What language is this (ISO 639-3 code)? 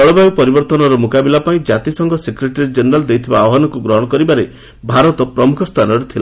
ori